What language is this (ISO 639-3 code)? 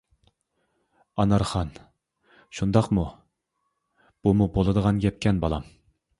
uig